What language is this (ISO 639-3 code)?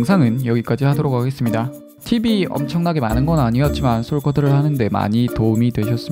kor